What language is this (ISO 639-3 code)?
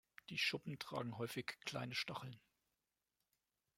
deu